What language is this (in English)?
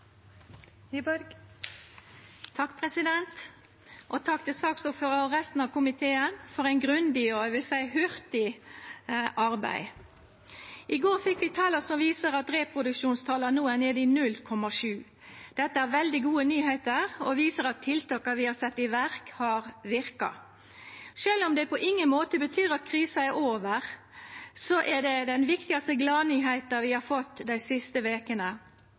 Norwegian Nynorsk